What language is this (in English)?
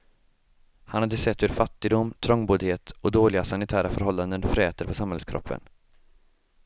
Swedish